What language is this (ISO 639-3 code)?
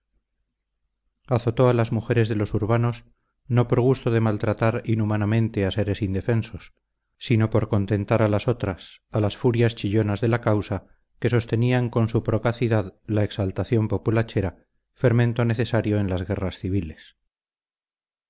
spa